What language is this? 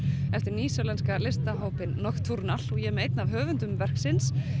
Icelandic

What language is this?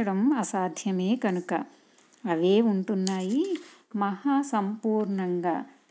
Telugu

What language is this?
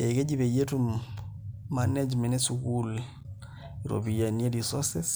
Masai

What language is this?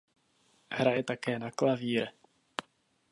Czech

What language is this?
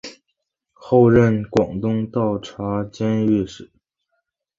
Chinese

